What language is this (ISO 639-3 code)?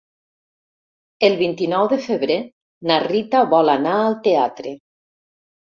cat